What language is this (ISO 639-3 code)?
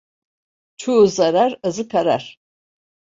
tur